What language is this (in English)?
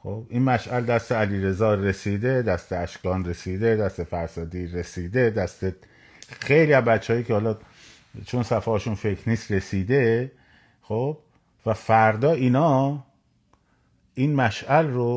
Persian